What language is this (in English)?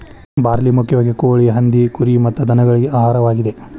Kannada